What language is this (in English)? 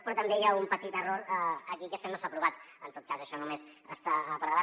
Catalan